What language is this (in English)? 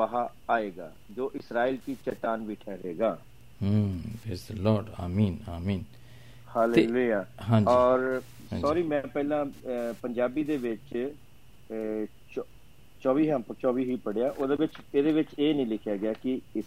Punjabi